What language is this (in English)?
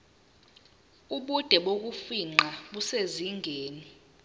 Zulu